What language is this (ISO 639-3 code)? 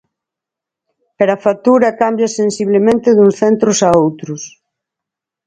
glg